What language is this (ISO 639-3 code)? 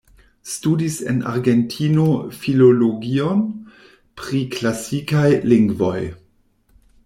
epo